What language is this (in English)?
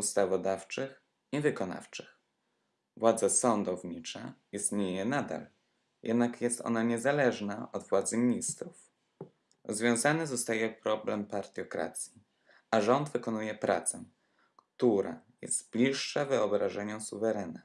Polish